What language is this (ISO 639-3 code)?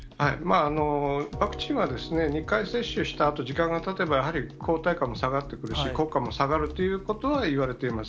jpn